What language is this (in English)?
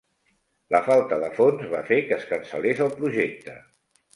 Catalan